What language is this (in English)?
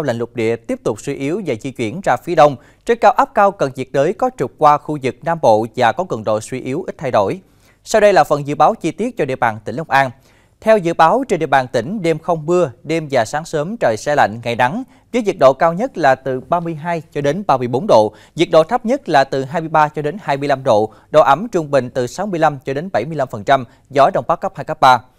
Vietnamese